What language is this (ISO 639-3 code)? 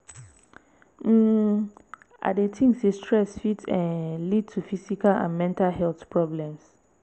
pcm